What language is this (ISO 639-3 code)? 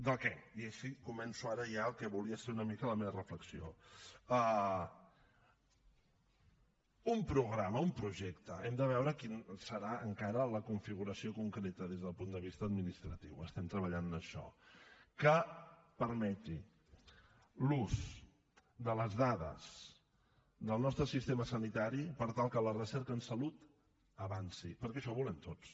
cat